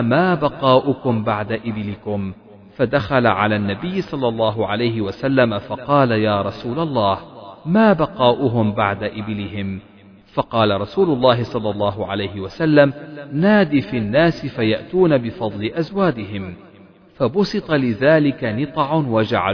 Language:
Arabic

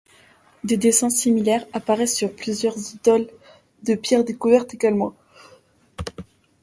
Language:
French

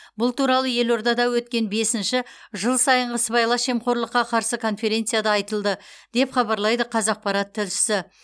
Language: Kazakh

